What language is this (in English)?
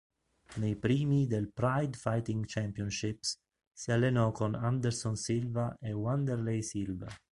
Italian